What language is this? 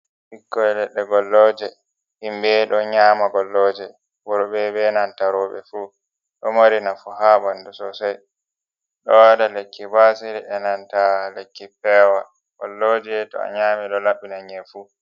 Fula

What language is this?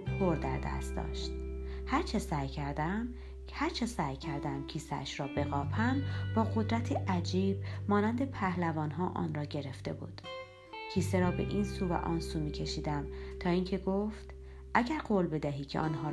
Persian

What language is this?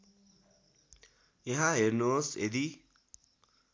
Nepali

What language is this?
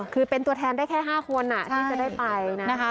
Thai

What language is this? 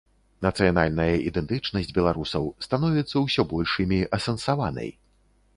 Belarusian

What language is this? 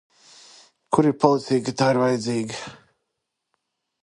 Latvian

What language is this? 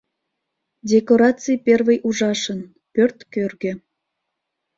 Mari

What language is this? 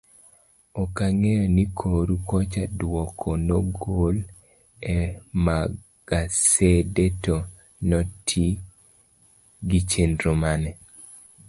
Luo (Kenya and Tanzania)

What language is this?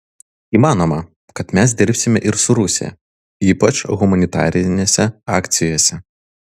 Lithuanian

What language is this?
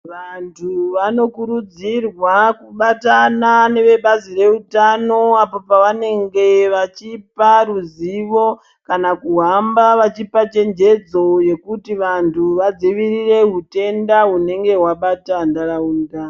Ndau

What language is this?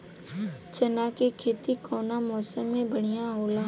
Bhojpuri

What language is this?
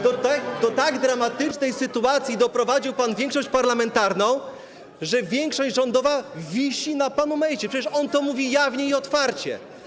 Polish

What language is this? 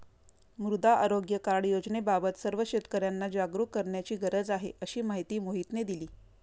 Marathi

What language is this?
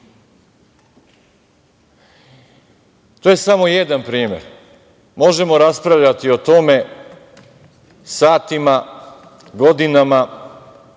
Serbian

